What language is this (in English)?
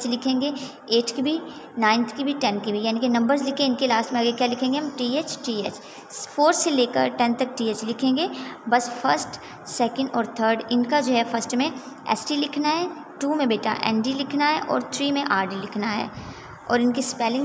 Hindi